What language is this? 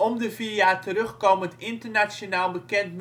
Dutch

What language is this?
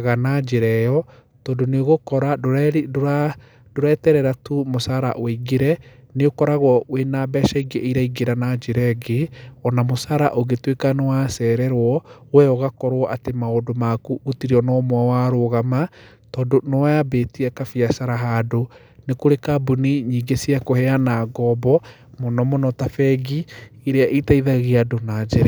Kikuyu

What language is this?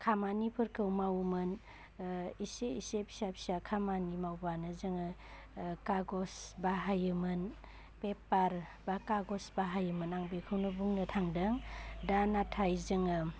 Bodo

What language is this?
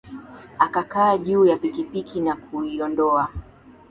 Swahili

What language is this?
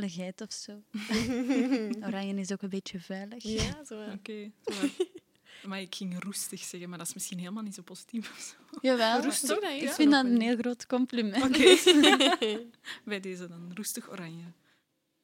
Dutch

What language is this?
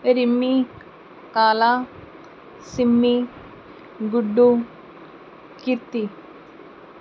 Punjabi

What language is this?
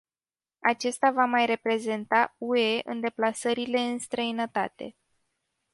Romanian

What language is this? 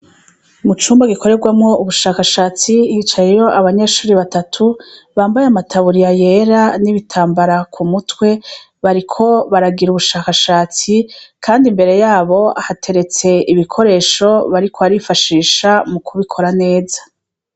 Rundi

